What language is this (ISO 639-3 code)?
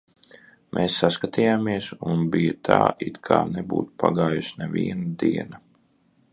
lav